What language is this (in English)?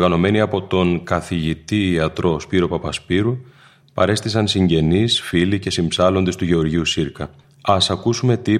Greek